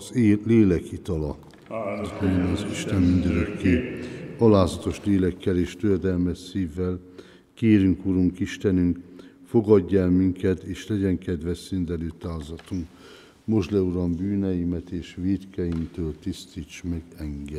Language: Hungarian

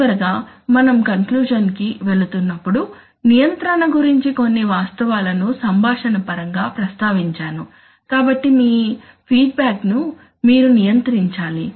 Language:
Telugu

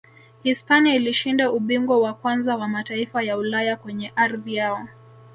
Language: Swahili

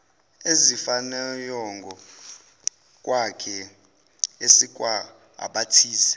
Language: Zulu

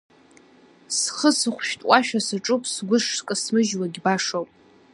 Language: Abkhazian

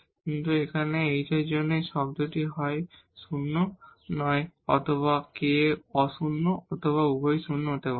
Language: Bangla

